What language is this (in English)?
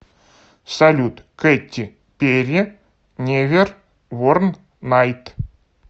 Russian